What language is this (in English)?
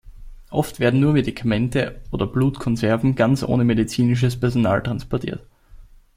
German